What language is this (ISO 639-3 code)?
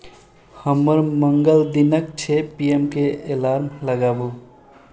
mai